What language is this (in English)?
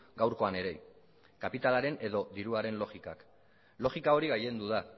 Basque